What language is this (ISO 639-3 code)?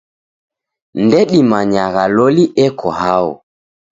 dav